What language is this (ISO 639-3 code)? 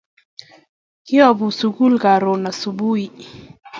kln